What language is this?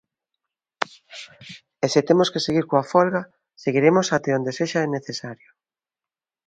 Galician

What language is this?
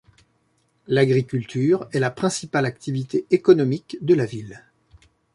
French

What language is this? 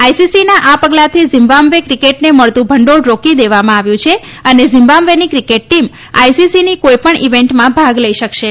Gujarati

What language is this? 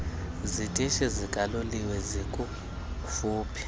Xhosa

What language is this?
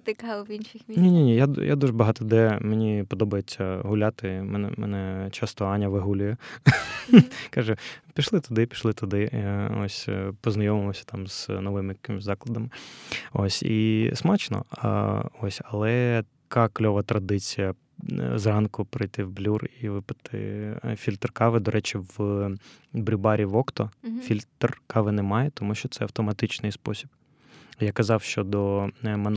Ukrainian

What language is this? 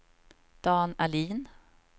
Swedish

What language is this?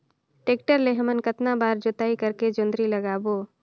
Chhattisgarhi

